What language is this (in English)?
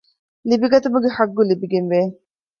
Divehi